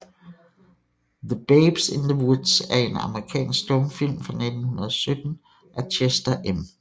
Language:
Danish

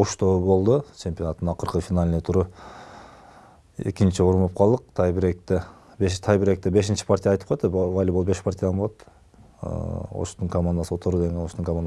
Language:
Turkish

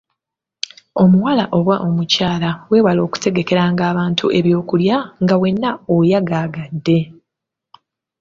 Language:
Ganda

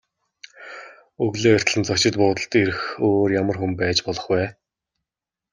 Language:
Mongolian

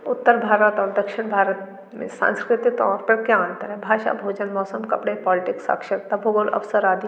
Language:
Hindi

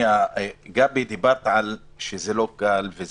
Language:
Hebrew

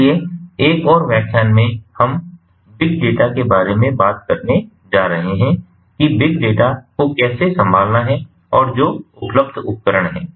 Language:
Hindi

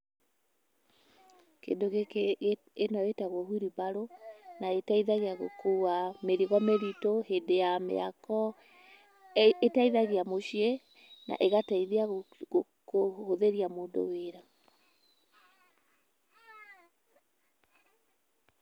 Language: Kikuyu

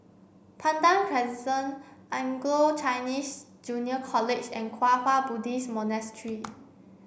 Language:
English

